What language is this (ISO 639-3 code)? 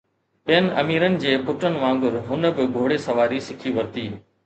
snd